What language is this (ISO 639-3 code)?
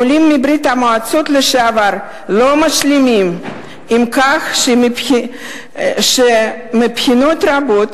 heb